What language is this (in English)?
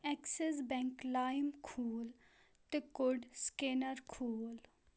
Kashmiri